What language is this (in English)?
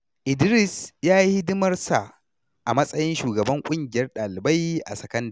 Hausa